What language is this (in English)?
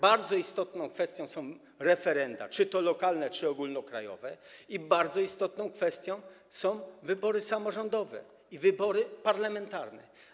Polish